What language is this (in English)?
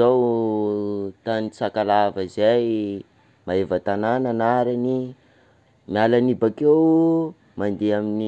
Sakalava Malagasy